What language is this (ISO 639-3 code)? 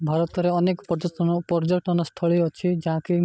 ori